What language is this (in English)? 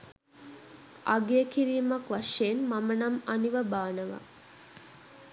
Sinhala